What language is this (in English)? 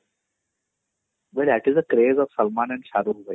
Odia